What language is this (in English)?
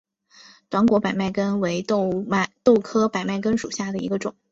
Chinese